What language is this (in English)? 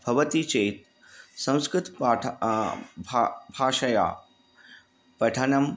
Sanskrit